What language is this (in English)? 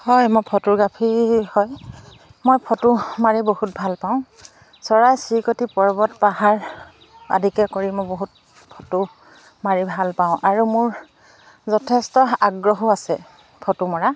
Assamese